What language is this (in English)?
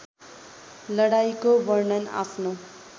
Nepali